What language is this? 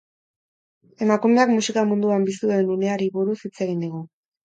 Basque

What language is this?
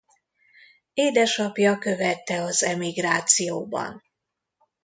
Hungarian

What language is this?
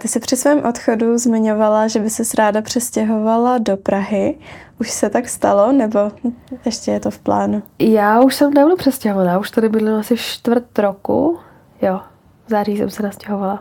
Czech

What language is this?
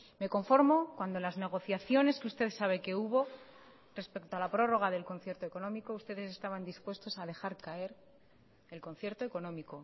Spanish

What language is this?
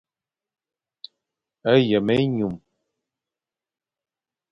Fang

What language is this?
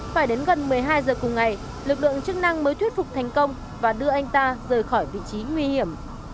Vietnamese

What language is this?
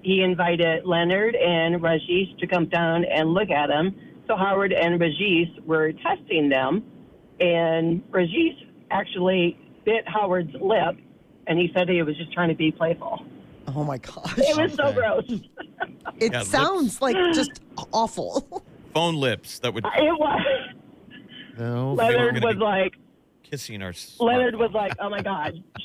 English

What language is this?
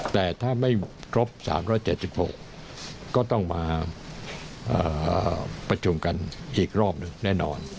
Thai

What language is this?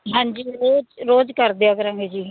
Punjabi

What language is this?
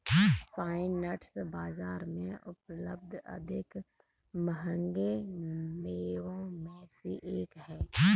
Hindi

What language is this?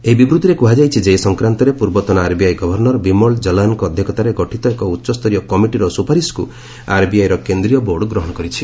Odia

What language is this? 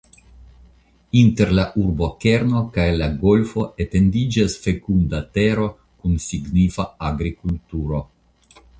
Esperanto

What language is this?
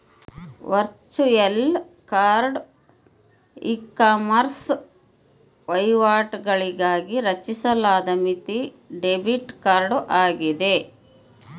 Kannada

